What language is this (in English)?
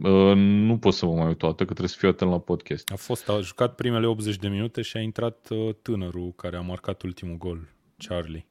Romanian